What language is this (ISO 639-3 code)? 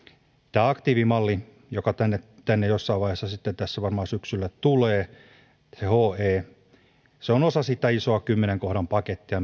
fin